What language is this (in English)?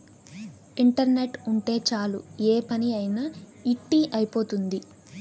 Telugu